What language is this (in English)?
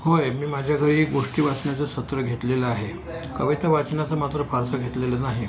Marathi